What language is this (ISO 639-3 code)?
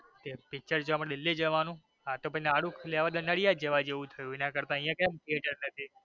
guj